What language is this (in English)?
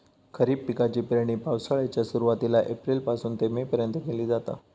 Marathi